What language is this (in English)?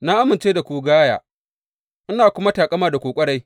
Hausa